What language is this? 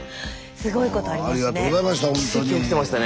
Japanese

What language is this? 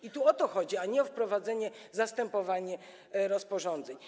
Polish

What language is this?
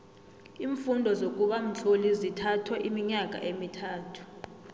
South Ndebele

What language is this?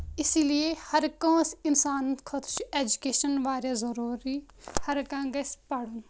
Kashmiri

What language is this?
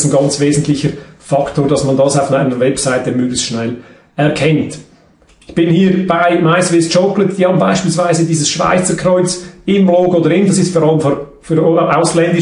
German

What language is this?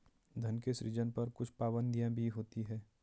Hindi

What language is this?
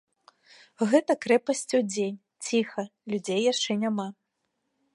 Belarusian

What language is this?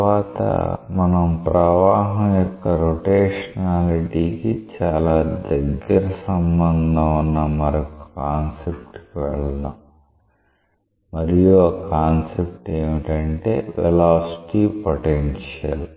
Telugu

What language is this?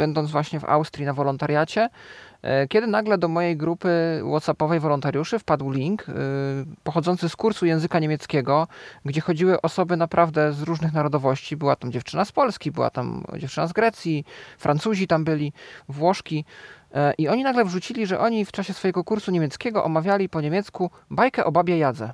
Polish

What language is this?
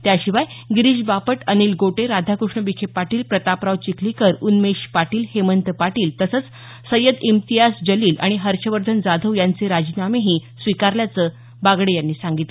Marathi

